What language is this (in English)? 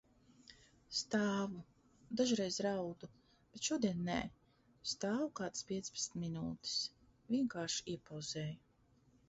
Latvian